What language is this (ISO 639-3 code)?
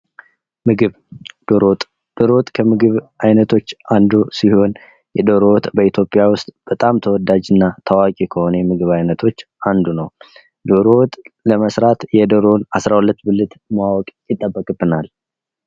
amh